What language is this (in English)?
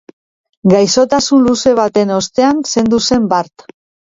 Basque